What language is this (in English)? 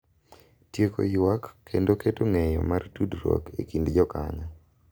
Luo (Kenya and Tanzania)